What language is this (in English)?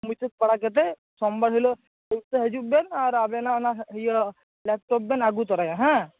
Santali